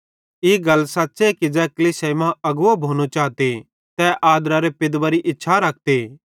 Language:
Bhadrawahi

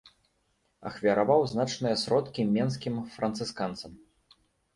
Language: Belarusian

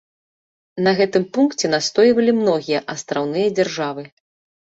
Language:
Belarusian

